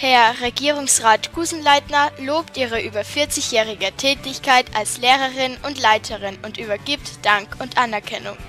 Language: German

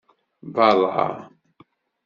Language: Kabyle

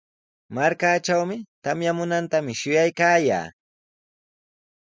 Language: Sihuas Ancash Quechua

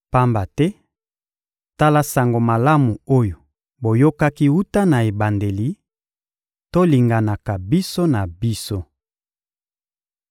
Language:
Lingala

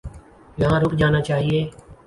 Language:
Urdu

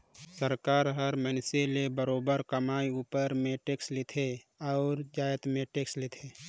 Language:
Chhattisgarhi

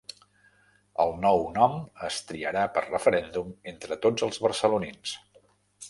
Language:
Catalan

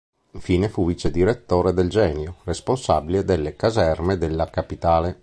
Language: Italian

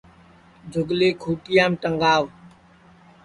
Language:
Sansi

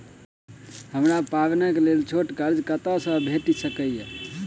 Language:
Maithili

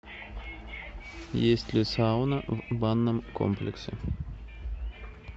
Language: Russian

